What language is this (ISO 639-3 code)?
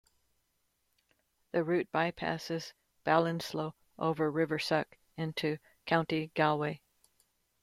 eng